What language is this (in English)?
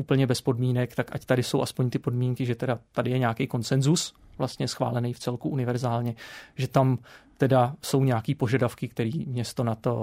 Czech